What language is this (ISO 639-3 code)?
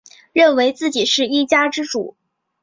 zho